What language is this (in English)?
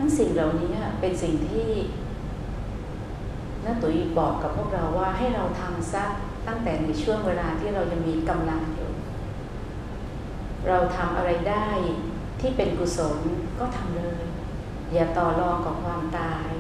Thai